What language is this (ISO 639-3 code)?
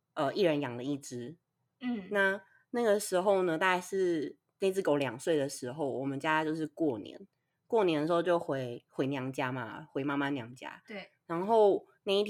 zho